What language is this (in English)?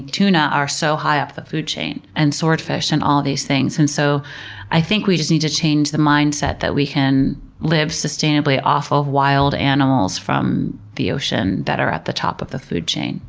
English